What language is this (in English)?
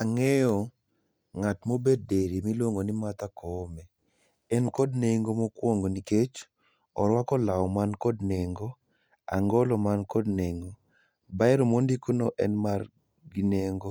Luo (Kenya and Tanzania)